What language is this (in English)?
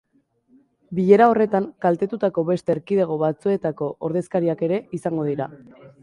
Basque